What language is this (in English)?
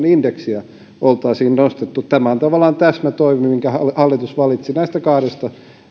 Finnish